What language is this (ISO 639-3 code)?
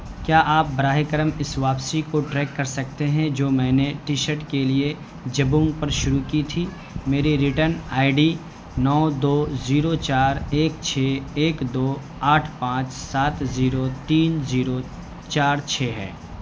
urd